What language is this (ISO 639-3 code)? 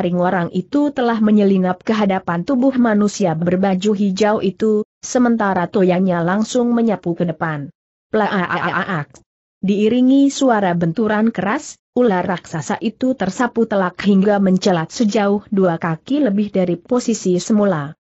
ind